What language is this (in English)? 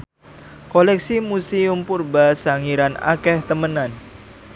Javanese